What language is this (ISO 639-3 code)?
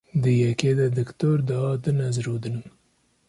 kur